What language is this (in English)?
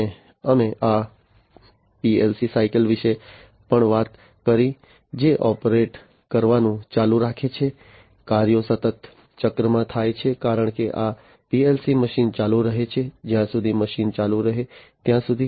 Gujarati